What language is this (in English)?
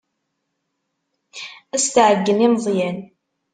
Kabyle